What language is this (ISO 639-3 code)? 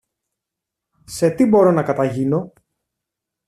ell